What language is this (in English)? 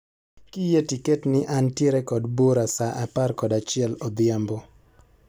Luo (Kenya and Tanzania)